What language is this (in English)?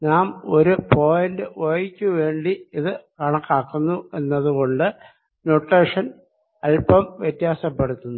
Malayalam